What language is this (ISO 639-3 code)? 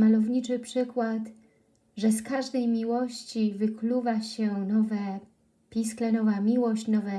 pol